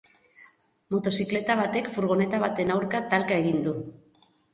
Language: Basque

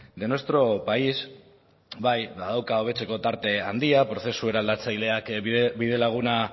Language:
Basque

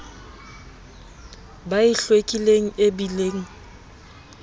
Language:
Southern Sotho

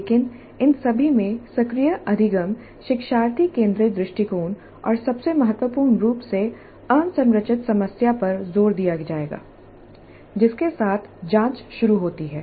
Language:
Hindi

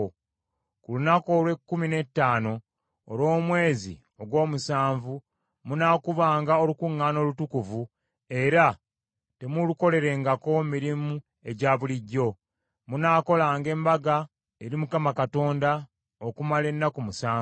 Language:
Ganda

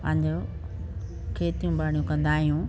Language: Sindhi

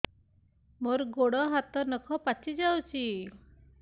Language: Odia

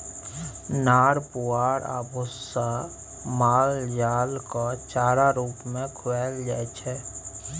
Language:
Maithili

